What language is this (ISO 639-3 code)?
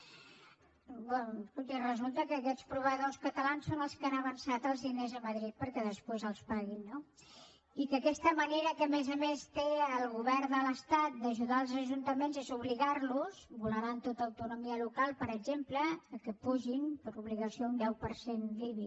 cat